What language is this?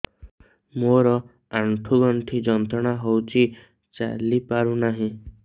Odia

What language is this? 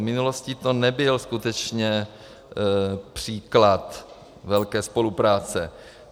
Czech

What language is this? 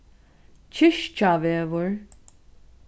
Faroese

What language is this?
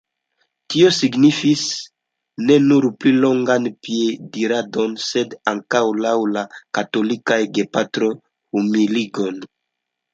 Esperanto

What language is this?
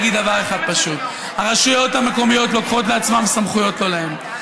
Hebrew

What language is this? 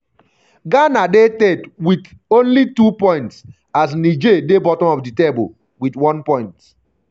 Nigerian Pidgin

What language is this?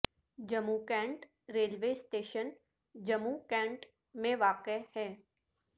Urdu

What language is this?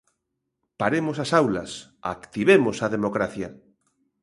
Galician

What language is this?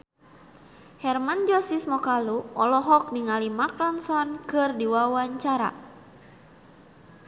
Sundanese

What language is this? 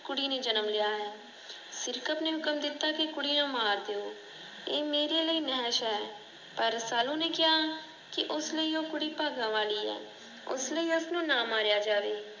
Punjabi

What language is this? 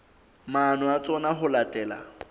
Southern Sotho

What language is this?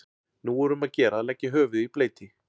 Icelandic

